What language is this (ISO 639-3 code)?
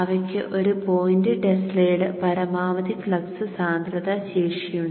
mal